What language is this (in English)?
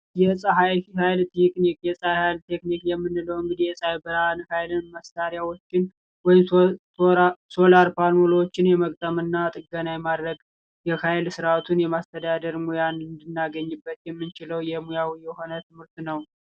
Amharic